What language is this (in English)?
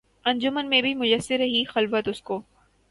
Urdu